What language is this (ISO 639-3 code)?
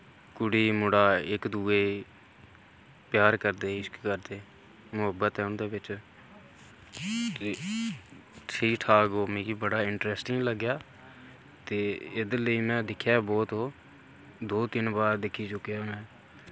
doi